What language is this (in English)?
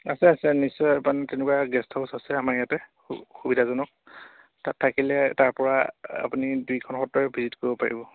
Assamese